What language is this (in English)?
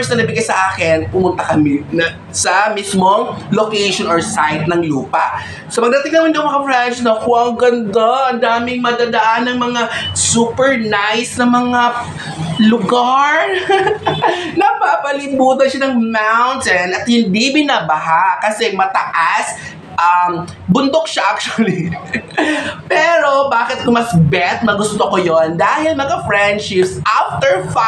Filipino